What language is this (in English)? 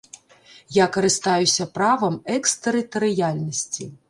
Belarusian